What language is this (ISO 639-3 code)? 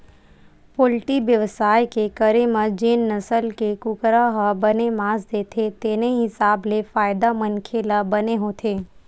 hne